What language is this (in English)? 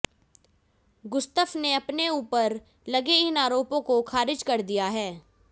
Hindi